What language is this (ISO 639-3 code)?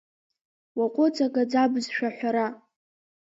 abk